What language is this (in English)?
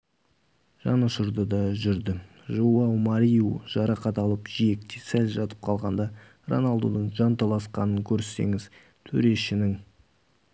Kazakh